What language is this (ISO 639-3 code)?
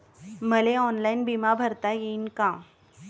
mar